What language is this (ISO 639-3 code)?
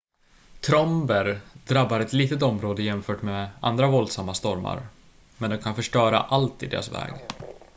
swe